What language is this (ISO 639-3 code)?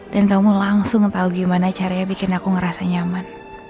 ind